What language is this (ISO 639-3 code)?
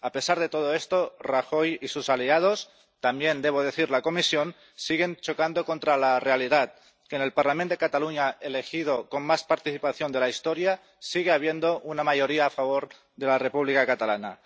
spa